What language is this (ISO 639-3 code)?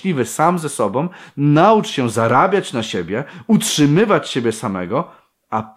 pol